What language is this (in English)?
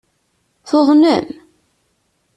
Kabyle